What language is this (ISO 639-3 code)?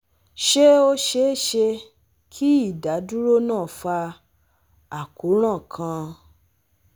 yor